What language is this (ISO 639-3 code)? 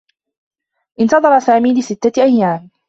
ara